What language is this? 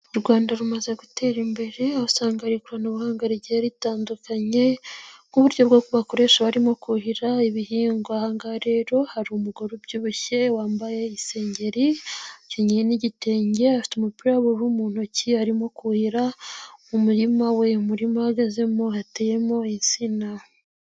Kinyarwanda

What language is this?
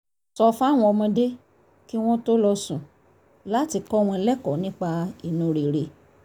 Yoruba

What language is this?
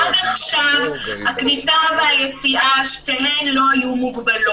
Hebrew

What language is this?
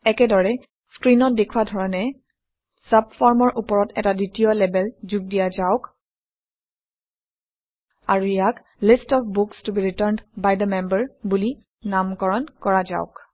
Assamese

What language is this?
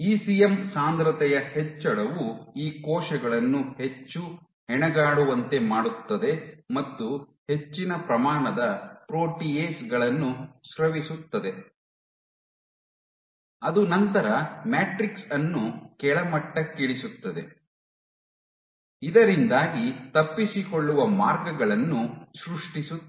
Kannada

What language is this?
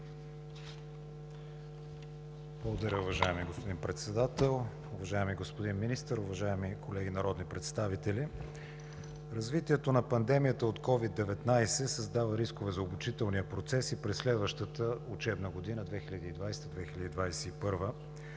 Bulgarian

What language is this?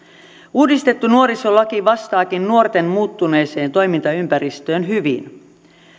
Finnish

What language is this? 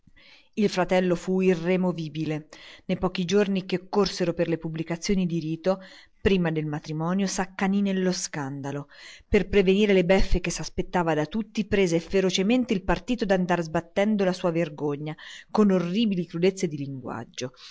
Italian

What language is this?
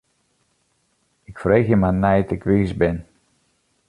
Western Frisian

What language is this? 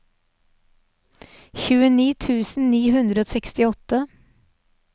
Norwegian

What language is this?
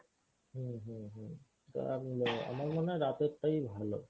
Bangla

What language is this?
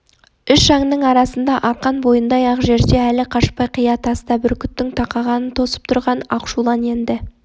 Kazakh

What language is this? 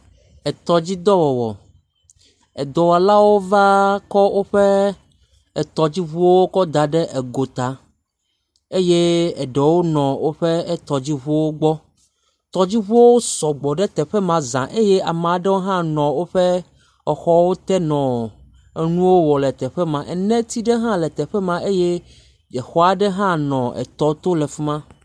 Ewe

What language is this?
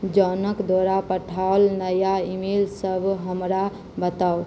Maithili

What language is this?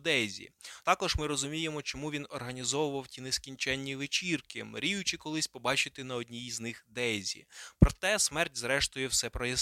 Ukrainian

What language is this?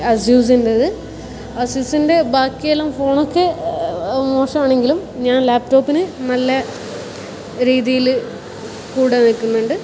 Malayalam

